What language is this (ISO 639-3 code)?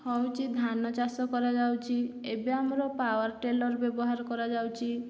ori